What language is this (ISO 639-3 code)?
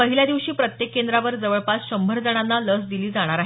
mar